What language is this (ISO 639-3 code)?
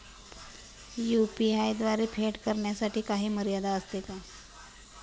mar